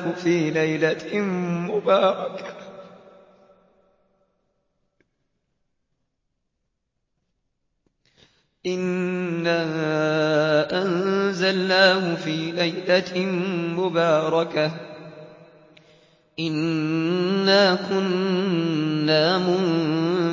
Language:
Arabic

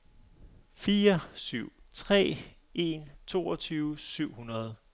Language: Danish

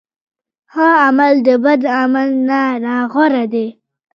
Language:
Pashto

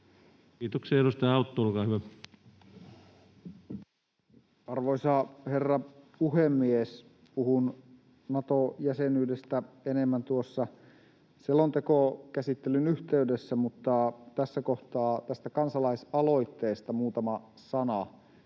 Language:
Finnish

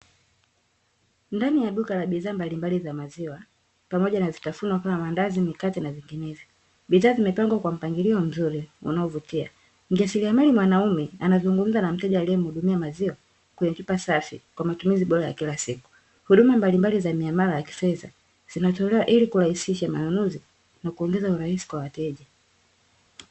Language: Swahili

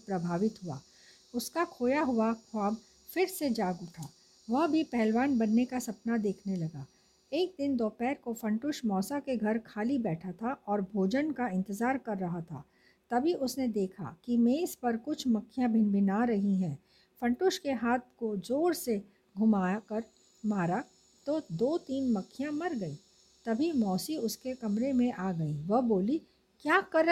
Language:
Hindi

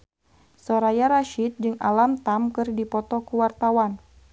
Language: Sundanese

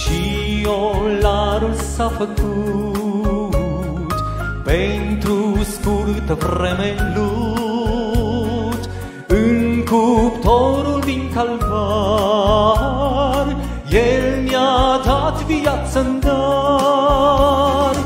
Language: Romanian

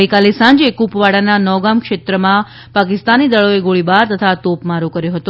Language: Gujarati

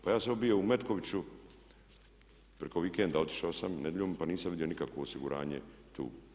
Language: Croatian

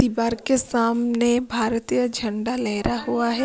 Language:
Hindi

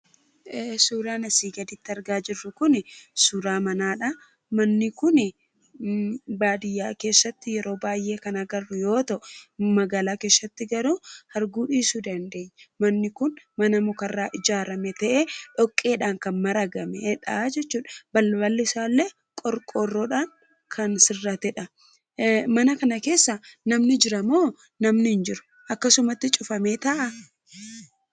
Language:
Oromo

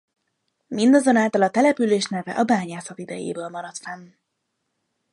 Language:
Hungarian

